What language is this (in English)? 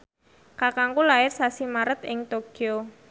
Javanese